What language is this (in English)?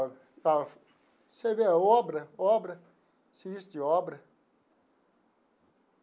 Portuguese